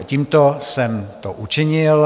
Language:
Czech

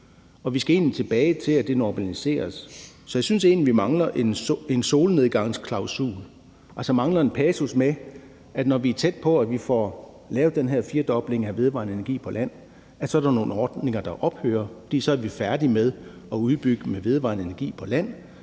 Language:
Danish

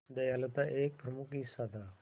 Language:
Hindi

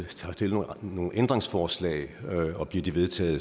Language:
Danish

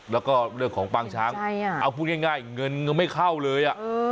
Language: Thai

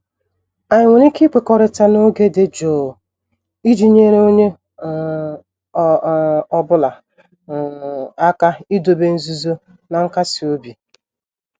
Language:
Igbo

